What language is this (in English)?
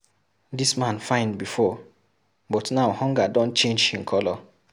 Nigerian Pidgin